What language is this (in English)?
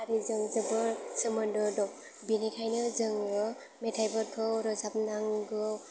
Bodo